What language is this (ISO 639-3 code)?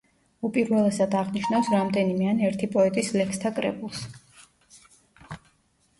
kat